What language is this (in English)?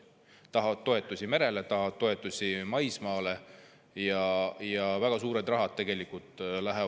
Estonian